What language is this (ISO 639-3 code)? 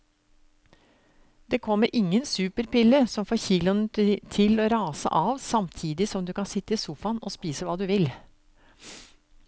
nor